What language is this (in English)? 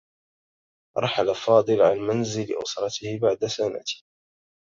Arabic